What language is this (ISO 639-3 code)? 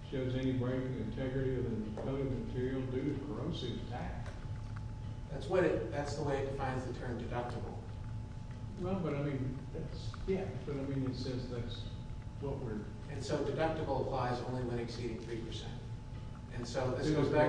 eng